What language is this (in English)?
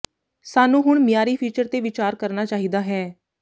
Punjabi